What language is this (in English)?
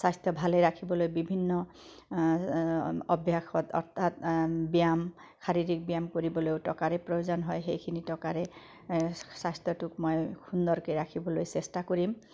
Assamese